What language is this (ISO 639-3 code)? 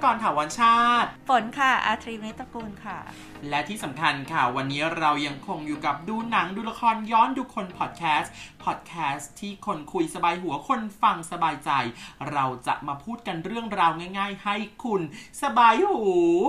tha